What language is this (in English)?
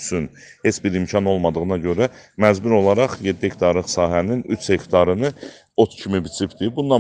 Turkish